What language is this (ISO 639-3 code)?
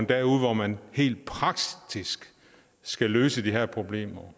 dan